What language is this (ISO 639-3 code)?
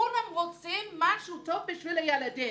heb